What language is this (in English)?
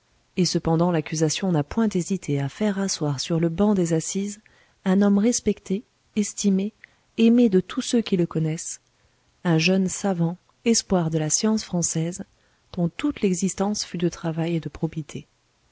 French